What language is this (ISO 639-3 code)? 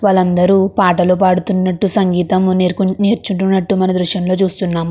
tel